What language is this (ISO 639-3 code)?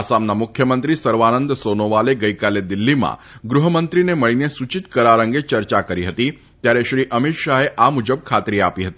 guj